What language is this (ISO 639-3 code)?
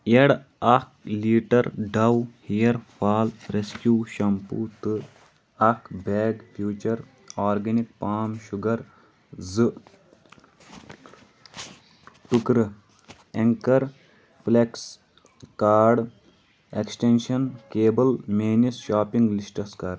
kas